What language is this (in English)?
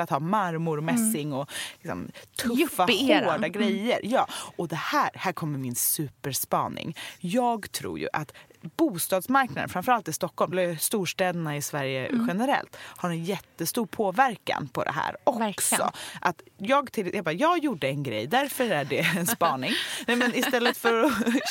Swedish